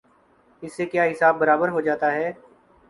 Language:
Urdu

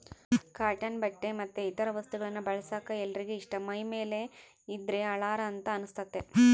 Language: Kannada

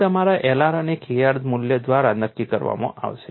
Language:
Gujarati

